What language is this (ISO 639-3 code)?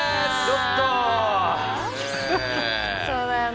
jpn